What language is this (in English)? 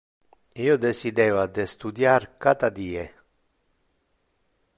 Interlingua